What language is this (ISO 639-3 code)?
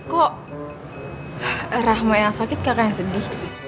ind